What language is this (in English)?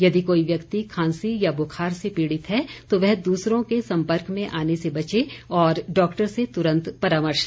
Hindi